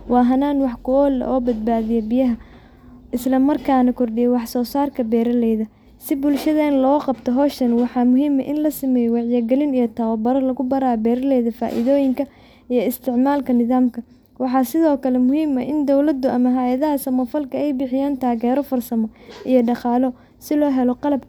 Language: Somali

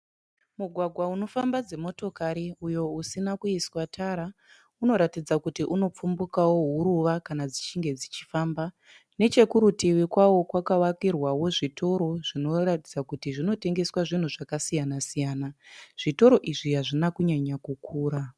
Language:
Shona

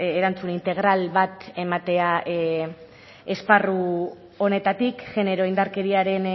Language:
Basque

